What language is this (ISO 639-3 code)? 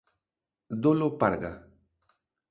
glg